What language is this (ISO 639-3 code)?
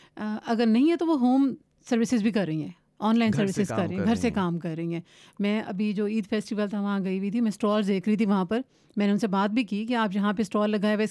urd